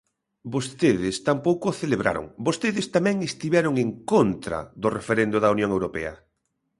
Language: Galician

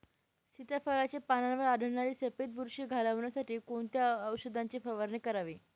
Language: Marathi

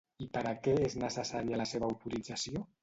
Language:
Catalan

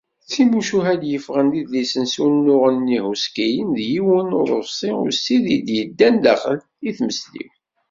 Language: Kabyle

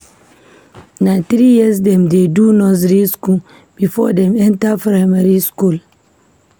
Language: Nigerian Pidgin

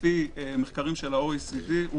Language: Hebrew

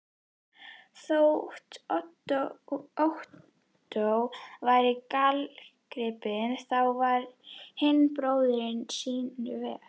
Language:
Icelandic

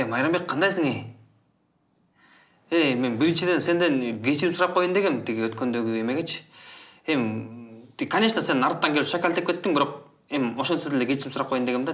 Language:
Russian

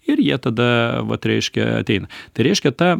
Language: Lithuanian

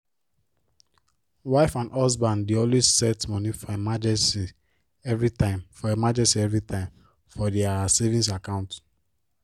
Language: Nigerian Pidgin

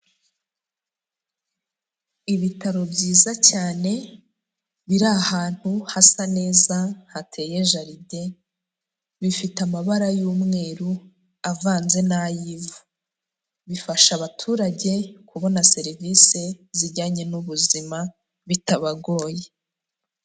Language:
Kinyarwanda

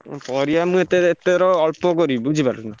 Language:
Odia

